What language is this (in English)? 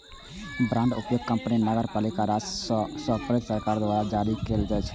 Maithili